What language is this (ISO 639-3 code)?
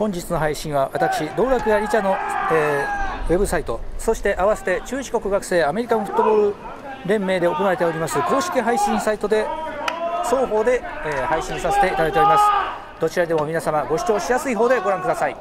jpn